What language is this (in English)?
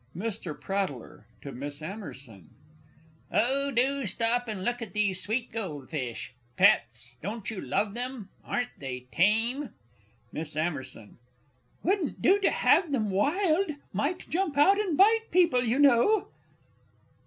English